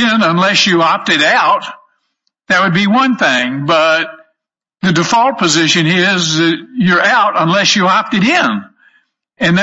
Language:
English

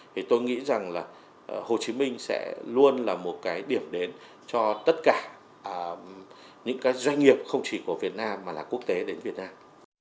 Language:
Vietnamese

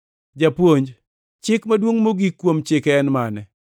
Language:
Luo (Kenya and Tanzania)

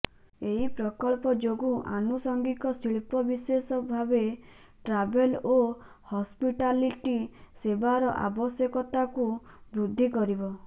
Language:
Odia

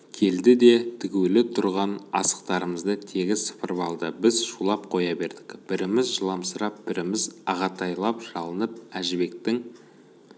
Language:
Kazakh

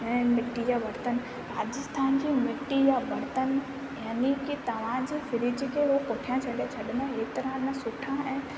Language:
Sindhi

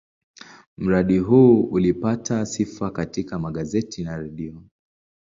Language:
Swahili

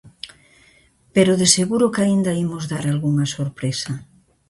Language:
Galician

